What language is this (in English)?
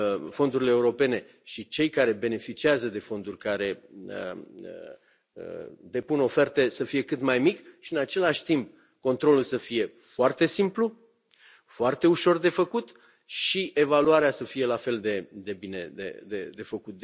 Romanian